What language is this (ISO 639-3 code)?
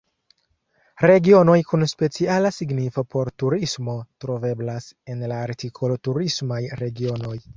epo